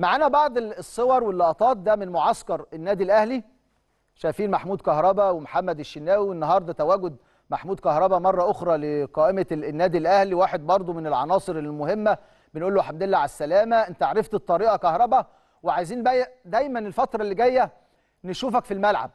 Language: Arabic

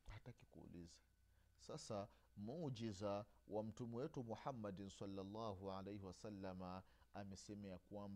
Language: Swahili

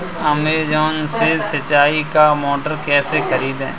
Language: Hindi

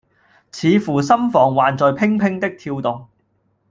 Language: Cantonese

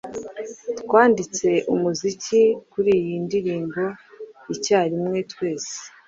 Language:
Kinyarwanda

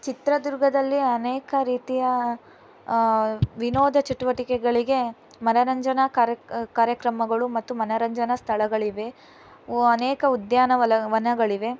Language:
Kannada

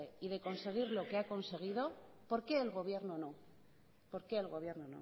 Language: Spanish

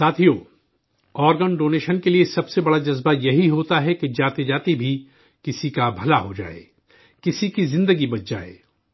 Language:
Urdu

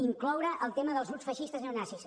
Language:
Catalan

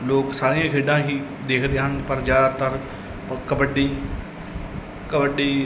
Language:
Punjabi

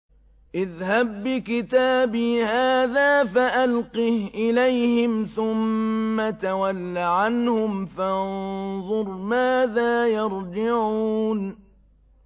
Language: Arabic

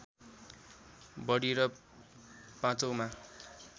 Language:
Nepali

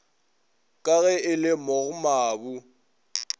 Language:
Northern Sotho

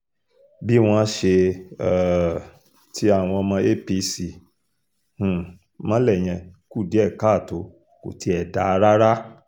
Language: Yoruba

